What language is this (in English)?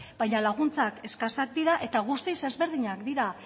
Basque